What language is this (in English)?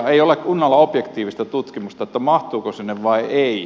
Finnish